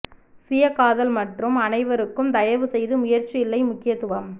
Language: Tamil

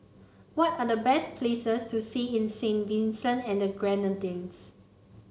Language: English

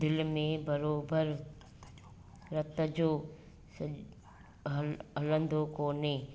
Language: Sindhi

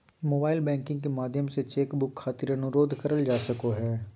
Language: Magahi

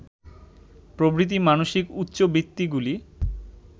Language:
Bangla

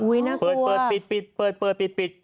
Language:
Thai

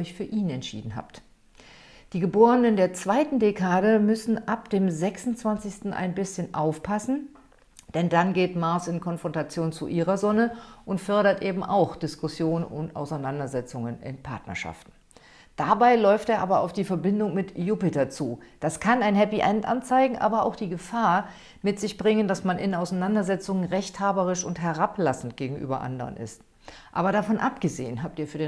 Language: German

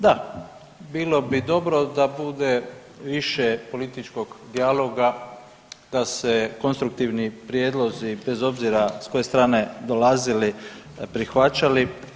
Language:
Croatian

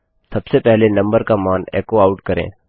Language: Hindi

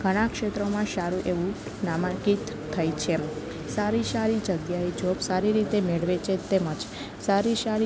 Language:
Gujarati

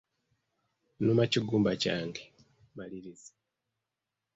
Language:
Ganda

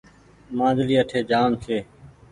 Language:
Goaria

